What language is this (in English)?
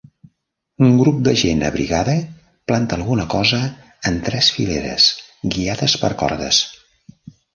Catalan